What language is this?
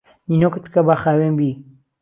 Central Kurdish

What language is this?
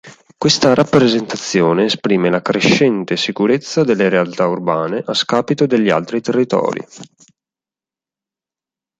Italian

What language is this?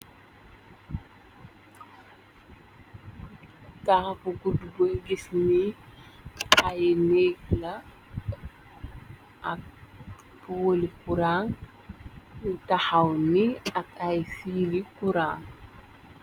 Wolof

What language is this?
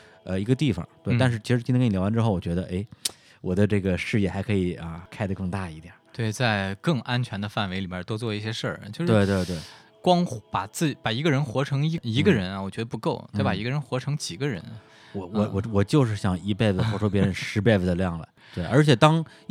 Chinese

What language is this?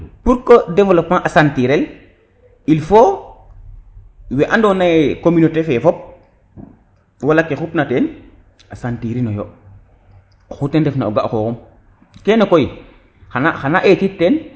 Serer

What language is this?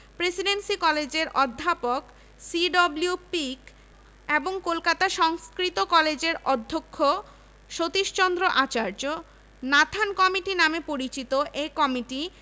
Bangla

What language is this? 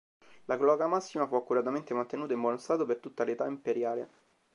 Italian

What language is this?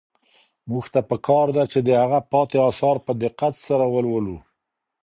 Pashto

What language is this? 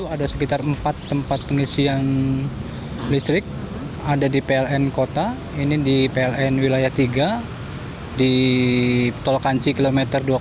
Indonesian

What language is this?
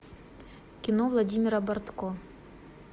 Russian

